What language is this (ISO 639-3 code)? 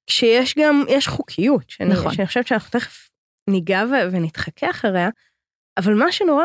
heb